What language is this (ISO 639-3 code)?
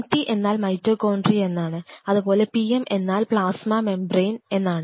mal